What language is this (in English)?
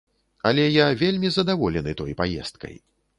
Belarusian